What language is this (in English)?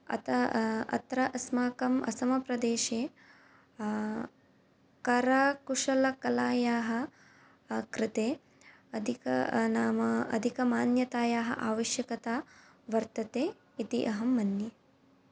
Sanskrit